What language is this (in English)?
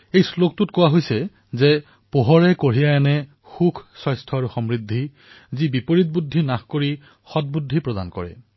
Assamese